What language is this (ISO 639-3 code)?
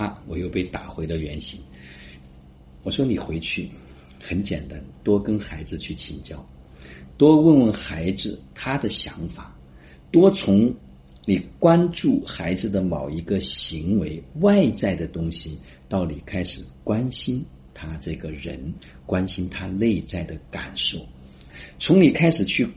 zho